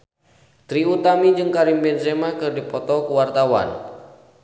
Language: Sundanese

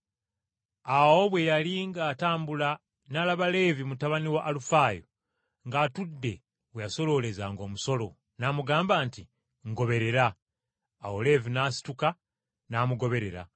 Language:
Ganda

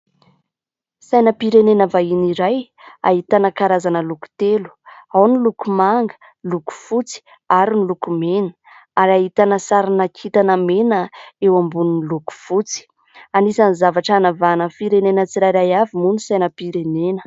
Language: Malagasy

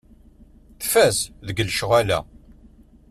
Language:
Kabyle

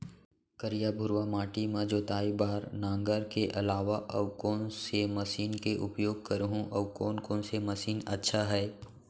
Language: Chhattisgarhi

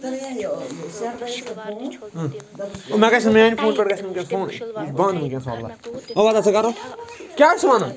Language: Kashmiri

